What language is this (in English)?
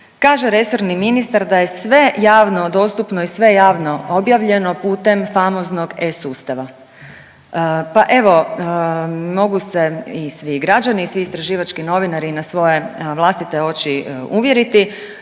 Croatian